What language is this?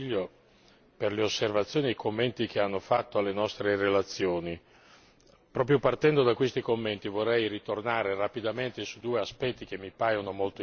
Italian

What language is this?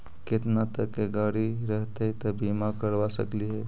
Magahi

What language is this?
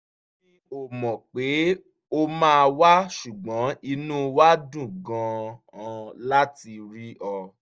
Yoruba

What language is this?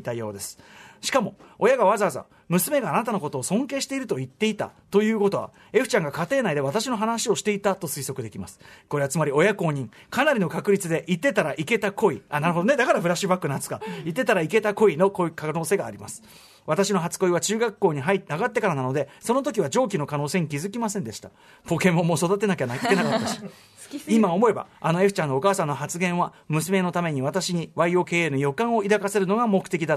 Japanese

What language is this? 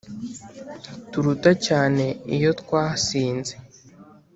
Kinyarwanda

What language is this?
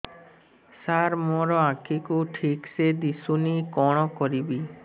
Odia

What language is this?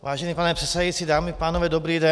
Czech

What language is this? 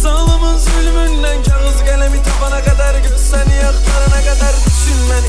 Turkish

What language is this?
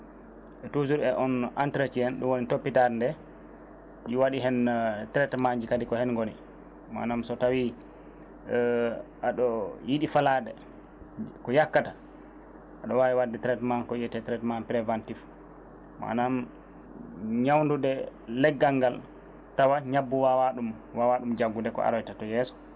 Fula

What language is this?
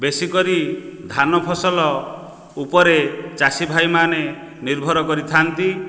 Odia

